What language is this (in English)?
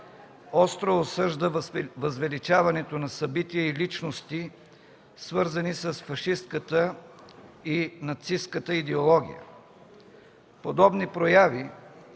Bulgarian